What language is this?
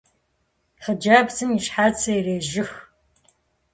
Kabardian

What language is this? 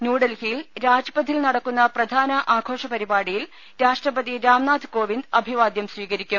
Malayalam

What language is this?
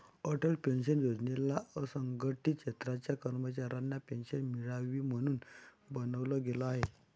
Marathi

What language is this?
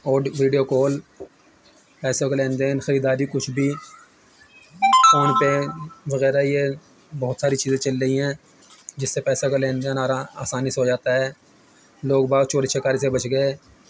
Urdu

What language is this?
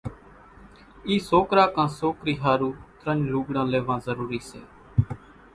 Kachi Koli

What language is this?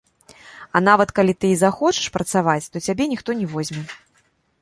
Belarusian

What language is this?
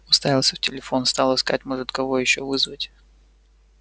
Russian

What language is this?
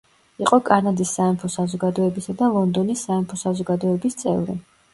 Georgian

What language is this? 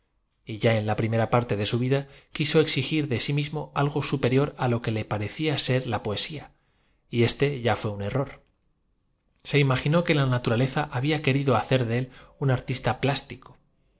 Spanish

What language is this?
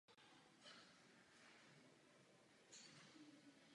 Czech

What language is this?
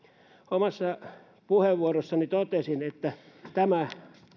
Finnish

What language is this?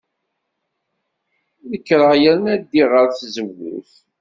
Kabyle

